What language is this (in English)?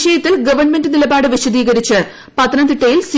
Malayalam